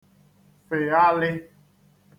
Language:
Igbo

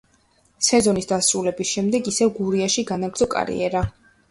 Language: Georgian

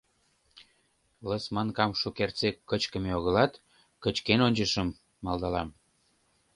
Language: Mari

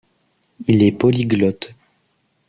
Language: French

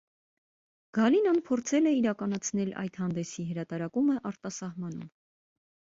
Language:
Armenian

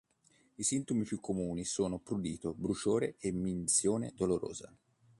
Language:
Italian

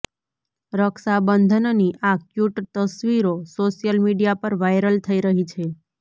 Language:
Gujarati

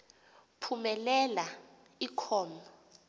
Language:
Xhosa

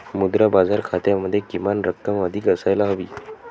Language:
Marathi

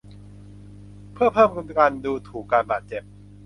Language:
Thai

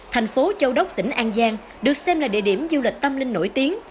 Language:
Vietnamese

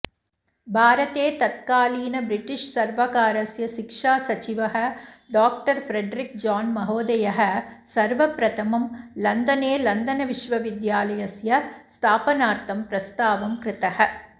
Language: Sanskrit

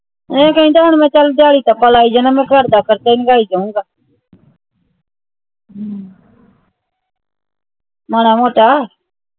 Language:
Punjabi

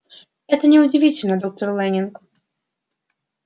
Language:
Russian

